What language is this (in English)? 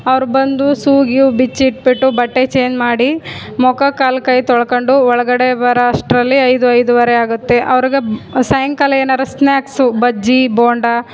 Kannada